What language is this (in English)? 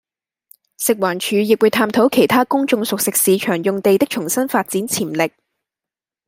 Cantonese